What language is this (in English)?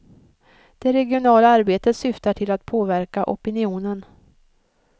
Swedish